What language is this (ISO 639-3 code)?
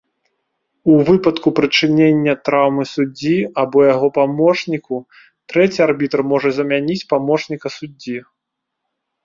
bel